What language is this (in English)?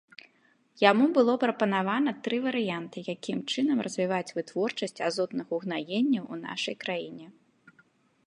Belarusian